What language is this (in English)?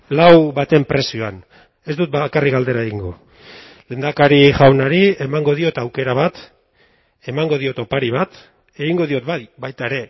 Basque